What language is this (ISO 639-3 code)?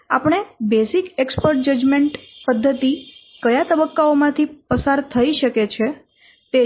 guj